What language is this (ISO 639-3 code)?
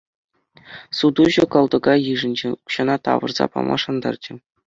chv